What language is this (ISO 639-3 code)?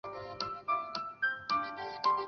zho